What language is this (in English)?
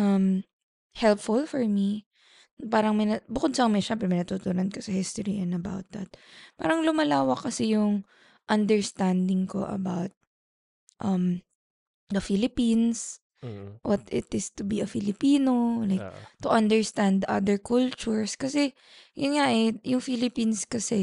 Filipino